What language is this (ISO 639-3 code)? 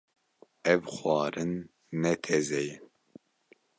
kur